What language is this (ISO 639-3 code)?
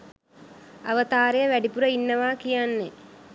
sin